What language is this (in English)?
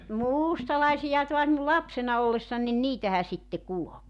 Finnish